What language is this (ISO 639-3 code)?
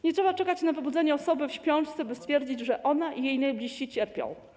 pol